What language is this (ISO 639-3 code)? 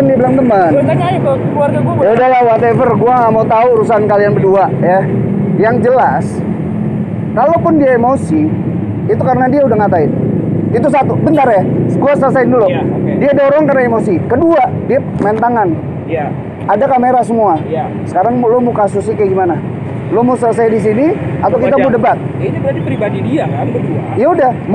ind